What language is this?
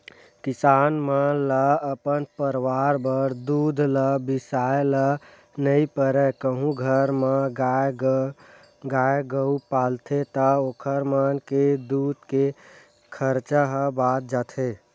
Chhattisgarhi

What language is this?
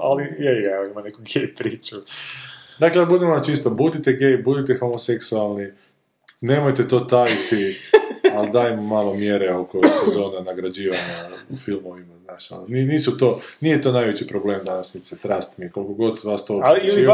Croatian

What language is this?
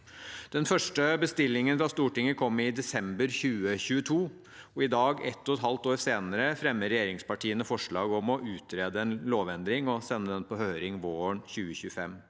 Norwegian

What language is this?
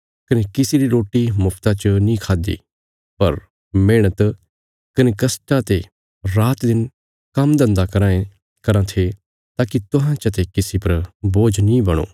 Bilaspuri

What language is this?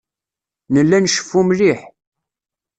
Kabyle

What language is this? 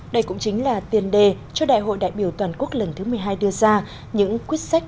Vietnamese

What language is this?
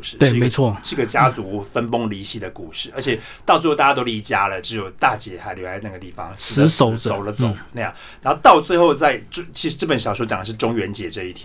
Chinese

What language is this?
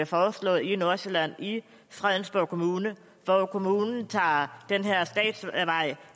Danish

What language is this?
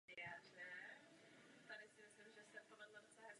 Czech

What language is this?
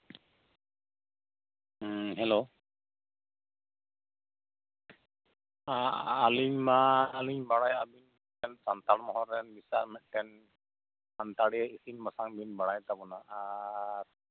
Santali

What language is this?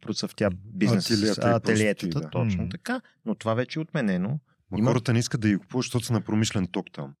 Bulgarian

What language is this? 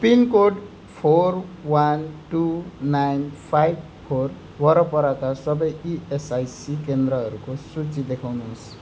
Nepali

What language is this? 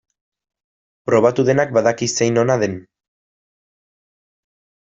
Basque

